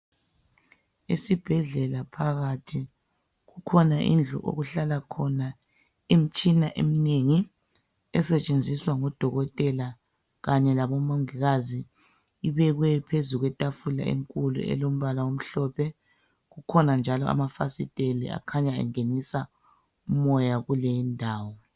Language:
North Ndebele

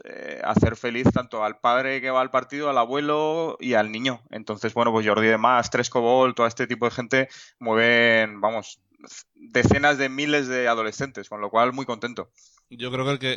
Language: Spanish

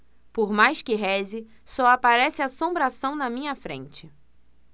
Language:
Portuguese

